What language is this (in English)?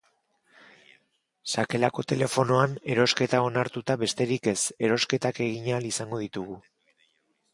Basque